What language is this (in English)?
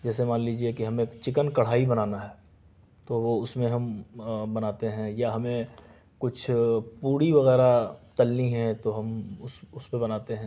Urdu